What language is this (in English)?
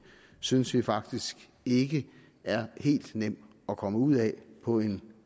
Danish